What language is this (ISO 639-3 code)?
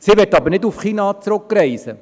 gsw